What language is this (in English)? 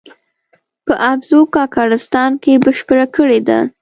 Pashto